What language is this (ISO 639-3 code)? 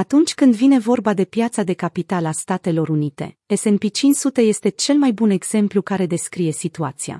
ron